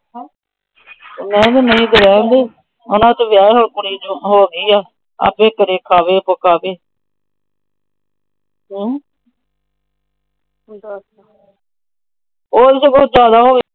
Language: Punjabi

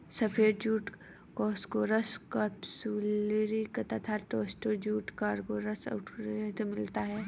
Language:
Hindi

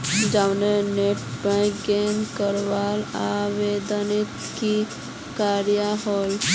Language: Magahi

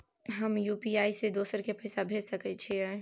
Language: Maithili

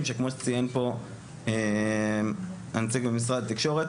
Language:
Hebrew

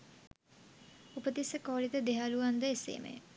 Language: Sinhala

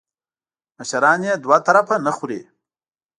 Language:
Pashto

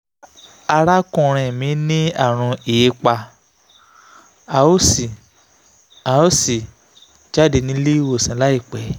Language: Yoruba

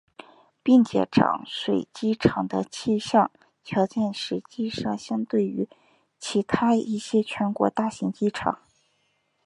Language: Chinese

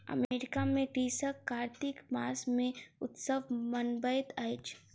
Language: Maithili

